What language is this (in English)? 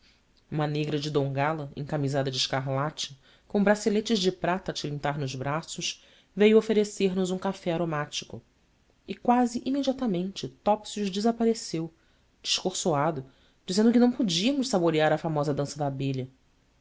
Portuguese